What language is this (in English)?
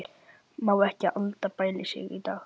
Icelandic